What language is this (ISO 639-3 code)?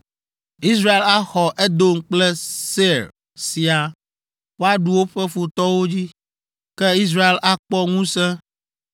ewe